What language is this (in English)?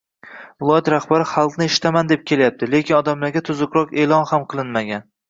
Uzbek